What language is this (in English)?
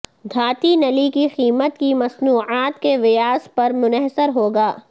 Urdu